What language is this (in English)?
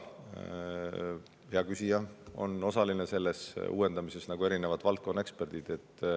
Estonian